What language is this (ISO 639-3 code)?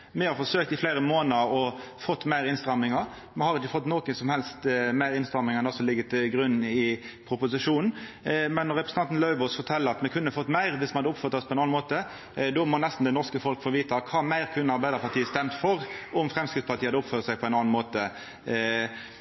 nno